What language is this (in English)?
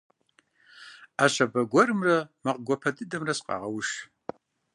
Kabardian